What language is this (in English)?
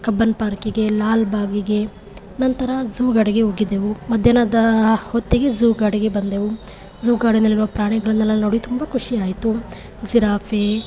Kannada